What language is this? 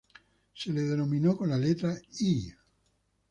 Spanish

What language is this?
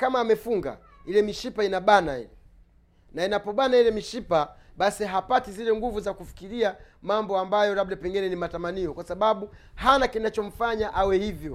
Swahili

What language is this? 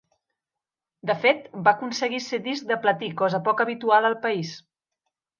Catalan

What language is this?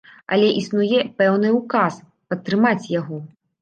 Belarusian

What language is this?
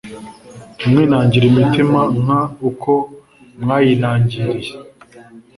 Kinyarwanda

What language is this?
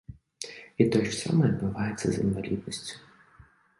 Belarusian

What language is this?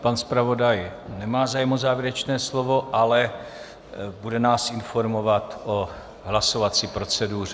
Czech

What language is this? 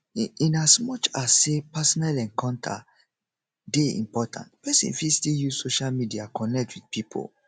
Nigerian Pidgin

